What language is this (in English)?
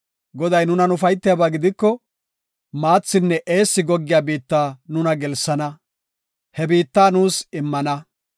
Gofa